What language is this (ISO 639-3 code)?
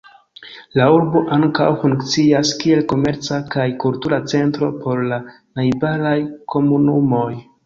epo